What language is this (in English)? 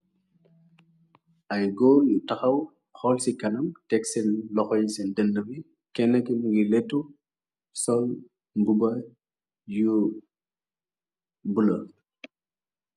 Wolof